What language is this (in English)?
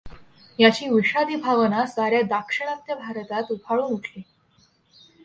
Marathi